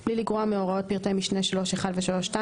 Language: Hebrew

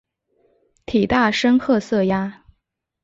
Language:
Chinese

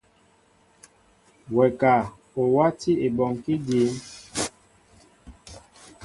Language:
Mbo (Cameroon)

